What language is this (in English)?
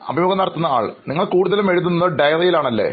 Malayalam